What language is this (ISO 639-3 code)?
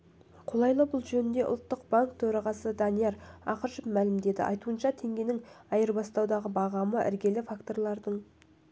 kaz